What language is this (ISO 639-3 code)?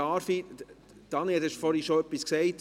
gsw